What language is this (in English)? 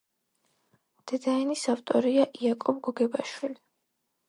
Georgian